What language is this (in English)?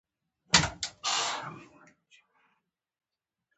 Pashto